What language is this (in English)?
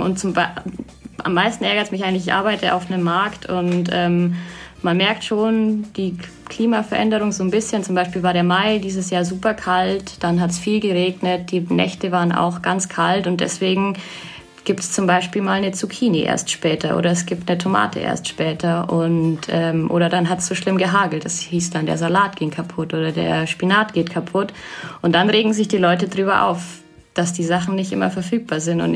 German